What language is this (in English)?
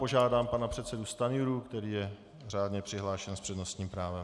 Czech